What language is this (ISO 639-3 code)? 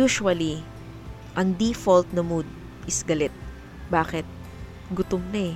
fil